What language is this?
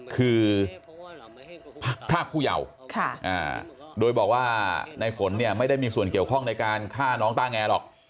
Thai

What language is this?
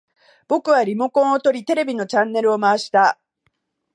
Japanese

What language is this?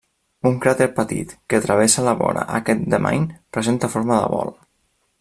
Catalan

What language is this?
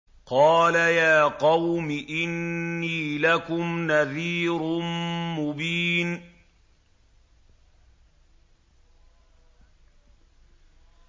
Arabic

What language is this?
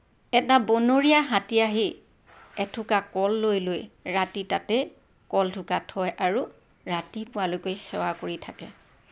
Assamese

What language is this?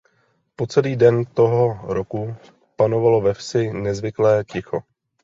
Czech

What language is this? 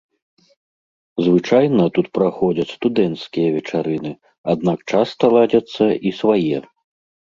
Belarusian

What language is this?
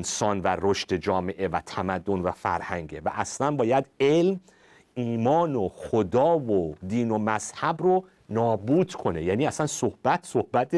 Persian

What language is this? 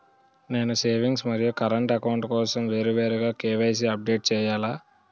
Telugu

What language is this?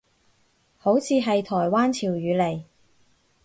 Cantonese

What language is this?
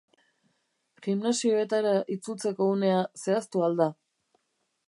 Basque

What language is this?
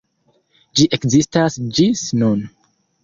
Esperanto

